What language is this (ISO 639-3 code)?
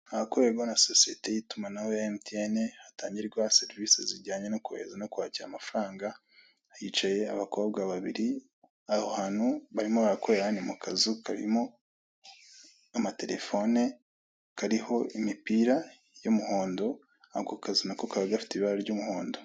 kin